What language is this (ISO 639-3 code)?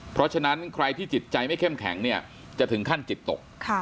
tha